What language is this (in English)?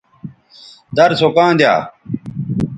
Bateri